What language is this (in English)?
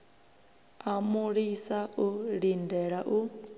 Venda